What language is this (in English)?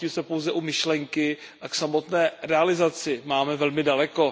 Czech